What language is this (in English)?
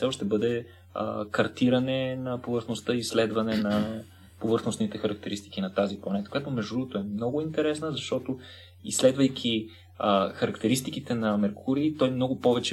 Bulgarian